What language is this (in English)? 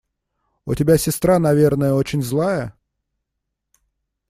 Russian